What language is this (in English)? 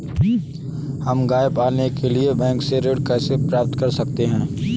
Hindi